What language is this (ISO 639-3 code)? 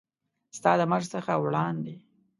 pus